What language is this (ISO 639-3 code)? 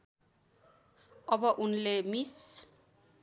nep